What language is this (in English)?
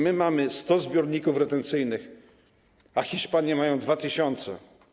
Polish